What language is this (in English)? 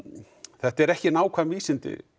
Icelandic